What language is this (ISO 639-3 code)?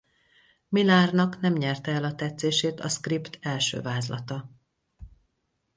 hun